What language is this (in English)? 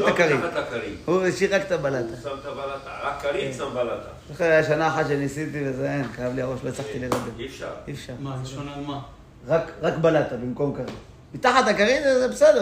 Hebrew